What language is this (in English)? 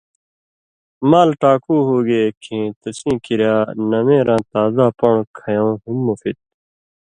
Indus Kohistani